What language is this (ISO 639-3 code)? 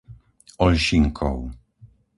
slk